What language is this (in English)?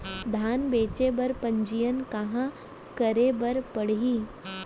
Chhattisgarhi